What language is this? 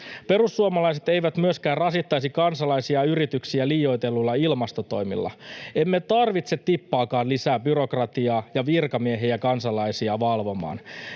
Finnish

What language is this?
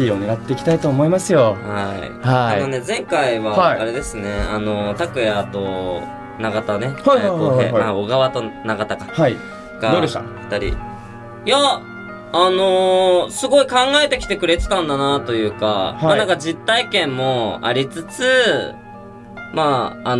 Japanese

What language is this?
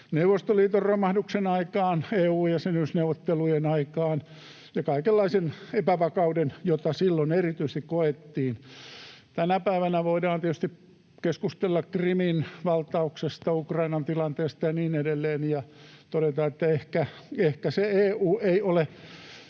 Finnish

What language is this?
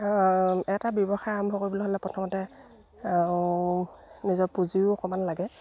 Assamese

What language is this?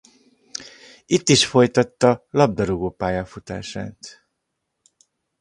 Hungarian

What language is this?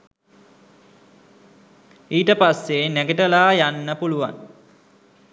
Sinhala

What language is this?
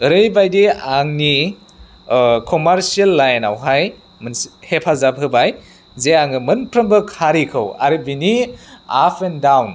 Bodo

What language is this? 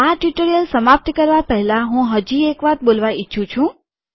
Gujarati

